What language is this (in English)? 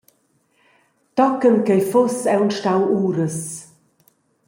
Romansh